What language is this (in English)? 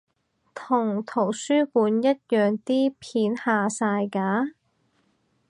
Cantonese